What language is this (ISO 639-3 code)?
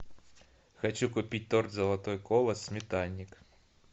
rus